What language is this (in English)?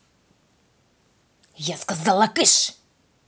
Russian